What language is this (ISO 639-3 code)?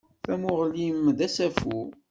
kab